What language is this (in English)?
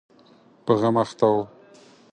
Pashto